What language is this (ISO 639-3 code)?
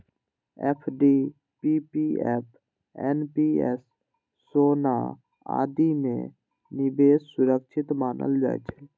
mai